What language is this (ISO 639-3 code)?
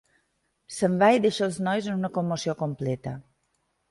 cat